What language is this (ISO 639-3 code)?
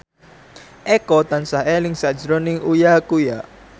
jav